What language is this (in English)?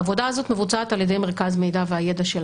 Hebrew